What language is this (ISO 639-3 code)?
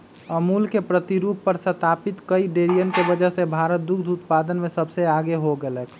mag